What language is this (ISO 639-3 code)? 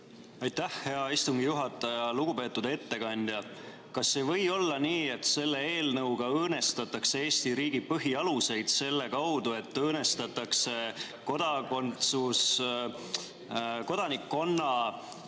est